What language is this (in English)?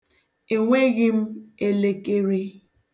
Igbo